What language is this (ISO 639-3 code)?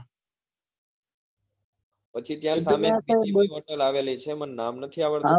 guj